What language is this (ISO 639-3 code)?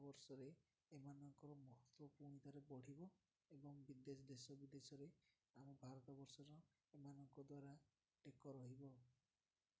ori